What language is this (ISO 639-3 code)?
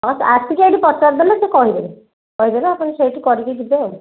ori